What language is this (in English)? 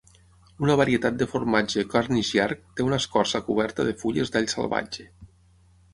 Catalan